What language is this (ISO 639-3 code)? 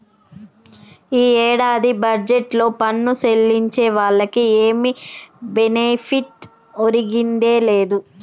tel